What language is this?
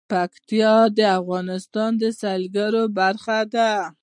Pashto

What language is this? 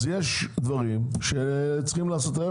Hebrew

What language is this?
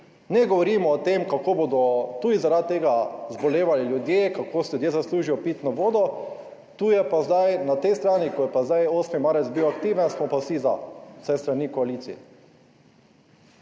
Slovenian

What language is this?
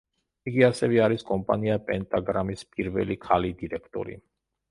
Georgian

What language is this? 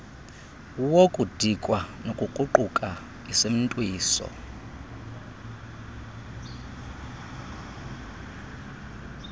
Xhosa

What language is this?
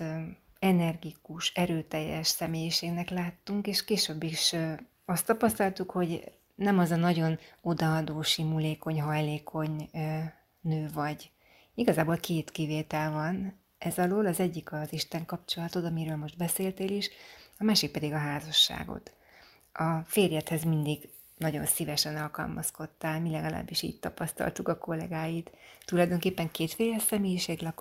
Hungarian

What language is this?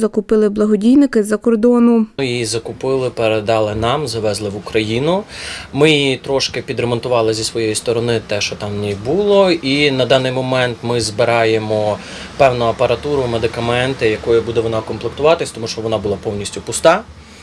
Ukrainian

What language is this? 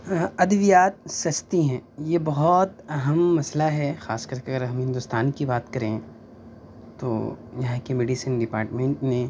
Urdu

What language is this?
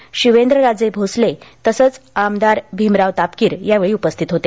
Marathi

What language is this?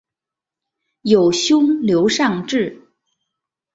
Chinese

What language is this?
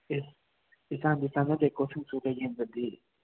Manipuri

